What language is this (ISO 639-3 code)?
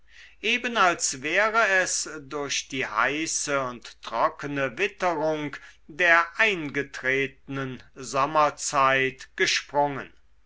deu